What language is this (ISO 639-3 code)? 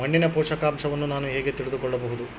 kan